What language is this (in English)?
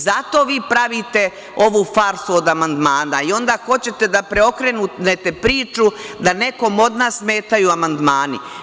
Serbian